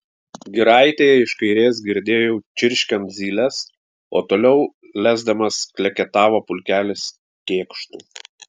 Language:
Lithuanian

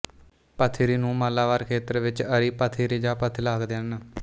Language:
Punjabi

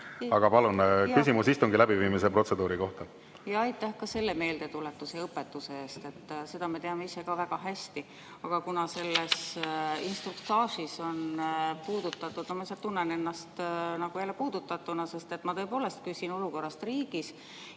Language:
Estonian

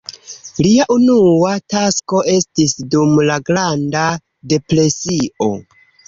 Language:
Esperanto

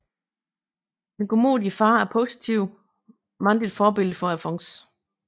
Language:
Danish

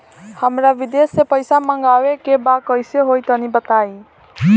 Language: Bhojpuri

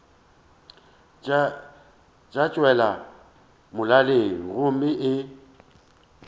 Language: Northern Sotho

